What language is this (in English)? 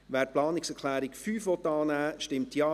Swiss German